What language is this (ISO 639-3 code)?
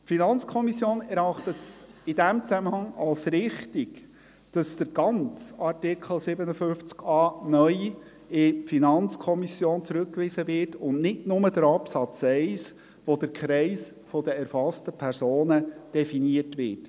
gsw